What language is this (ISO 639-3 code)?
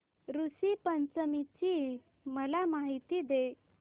mar